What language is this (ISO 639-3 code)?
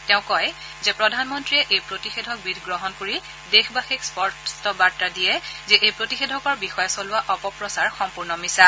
asm